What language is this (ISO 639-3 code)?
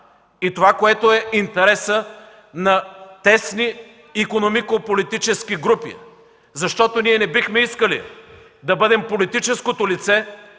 bul